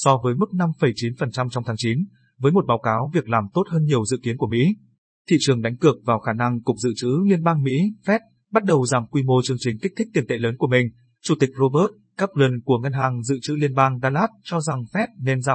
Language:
Vietnamese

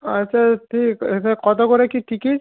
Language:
Bangla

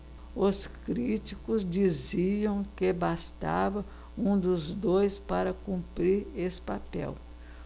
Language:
Portuguese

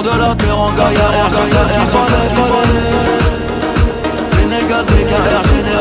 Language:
French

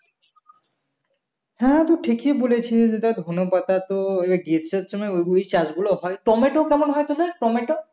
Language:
Bangla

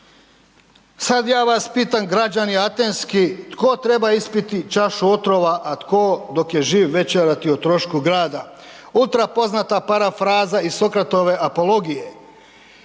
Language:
Croatian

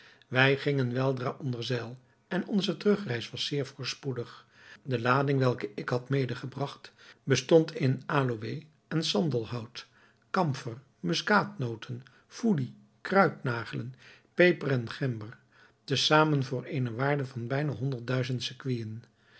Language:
Dutch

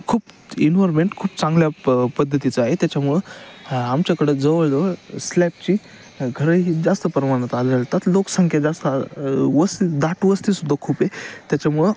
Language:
Marathi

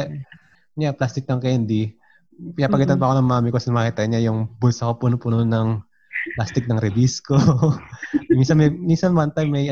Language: Filipino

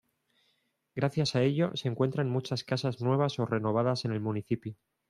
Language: Spanish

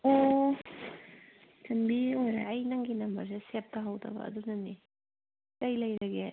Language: Manipuri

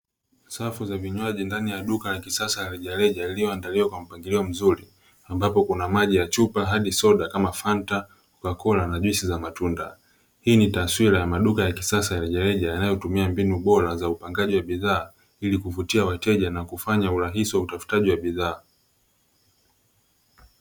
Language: Swahili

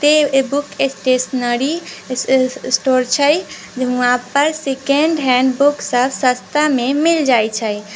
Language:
Maithili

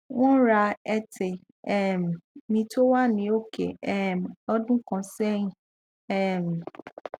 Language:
Yoruba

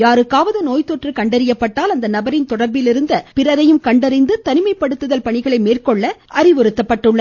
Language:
Tamil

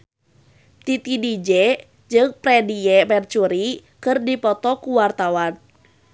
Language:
Sundanese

